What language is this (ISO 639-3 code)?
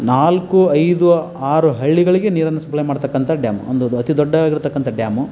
kan